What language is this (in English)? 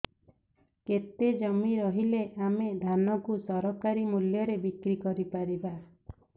Odia